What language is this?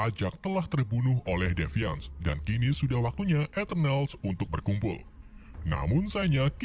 Indonesian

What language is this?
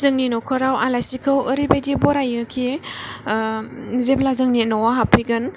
Bodo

